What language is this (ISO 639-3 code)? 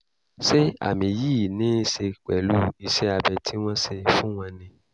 yor